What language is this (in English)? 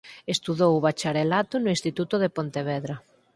Galician